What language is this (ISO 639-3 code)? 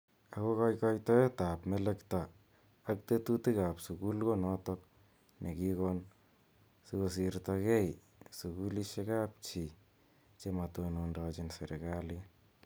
kln